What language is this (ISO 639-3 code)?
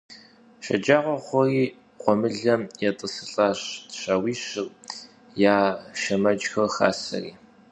kbd